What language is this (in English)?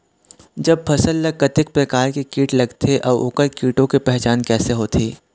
Chhattisgarhi